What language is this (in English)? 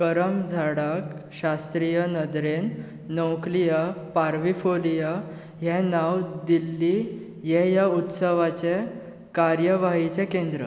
Konkani